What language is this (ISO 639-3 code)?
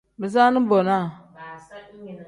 kdh